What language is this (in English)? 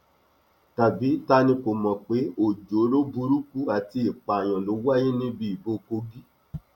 Yoruba